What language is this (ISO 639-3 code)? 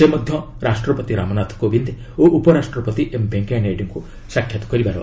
ori